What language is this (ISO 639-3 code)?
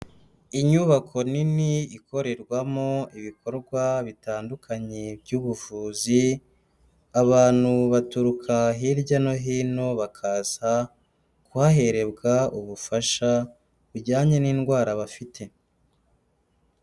kin